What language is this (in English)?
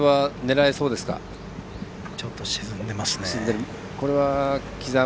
Japanese